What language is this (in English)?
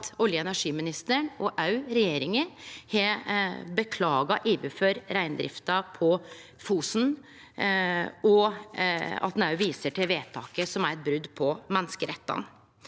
Norwegian